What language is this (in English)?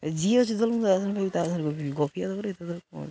Odia